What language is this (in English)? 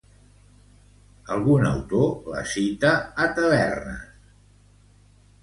Catalan